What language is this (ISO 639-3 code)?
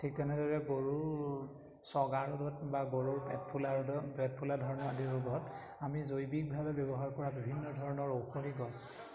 asm